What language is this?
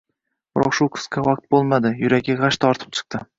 Uzbek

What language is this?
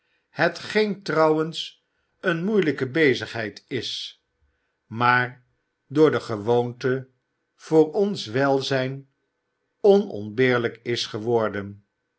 Dutch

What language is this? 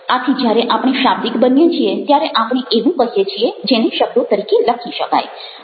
Gujarati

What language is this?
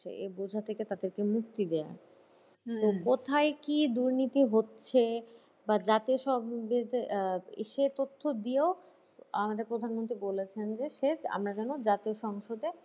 Bangla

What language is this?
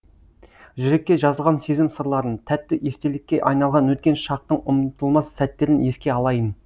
Kazakh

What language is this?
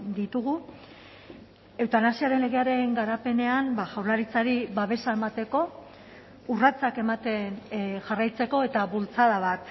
Basque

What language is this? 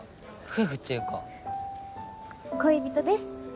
Japanese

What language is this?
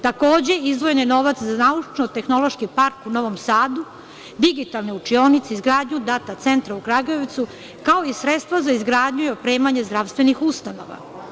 Serbian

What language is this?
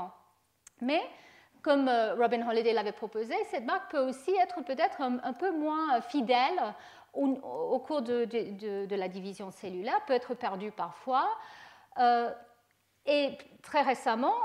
French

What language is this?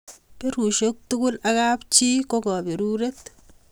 Kalenjin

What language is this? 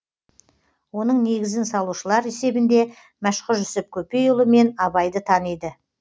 Kazakh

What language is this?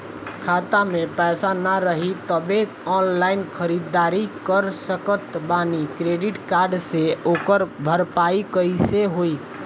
Bhojpuri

